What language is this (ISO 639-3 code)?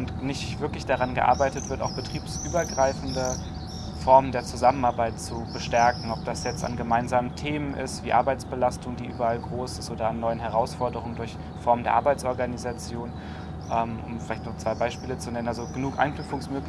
deu